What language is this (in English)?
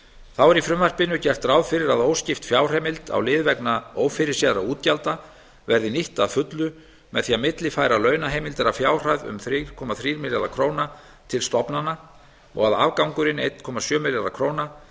Icelandic